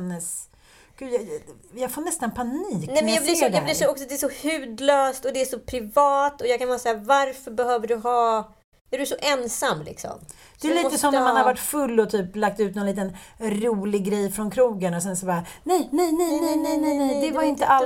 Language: Swedish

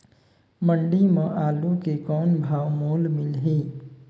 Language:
Chhattisgarhi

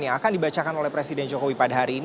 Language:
Indonesian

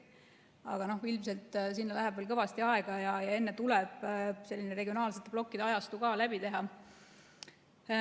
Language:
Estonian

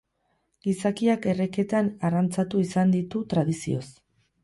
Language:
Basque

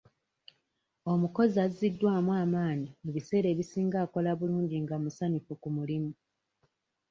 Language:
Ganda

